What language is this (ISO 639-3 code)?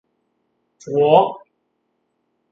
nan